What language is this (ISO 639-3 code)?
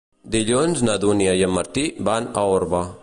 cat